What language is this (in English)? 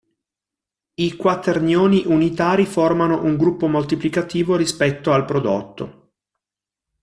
Italian